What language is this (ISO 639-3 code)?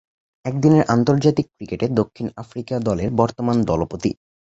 ben